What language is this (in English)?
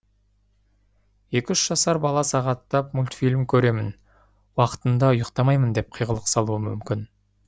Kazakh